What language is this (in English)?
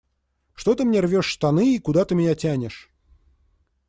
Russian